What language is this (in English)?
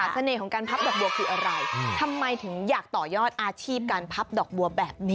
Thai